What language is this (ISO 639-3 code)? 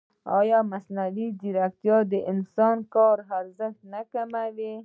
pus